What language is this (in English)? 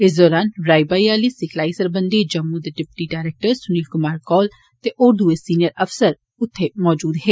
Dogri